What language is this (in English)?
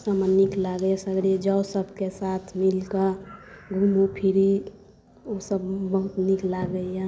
Maithili